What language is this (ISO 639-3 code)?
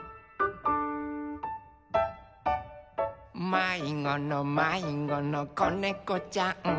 jpn